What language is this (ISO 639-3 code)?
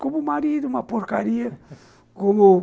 por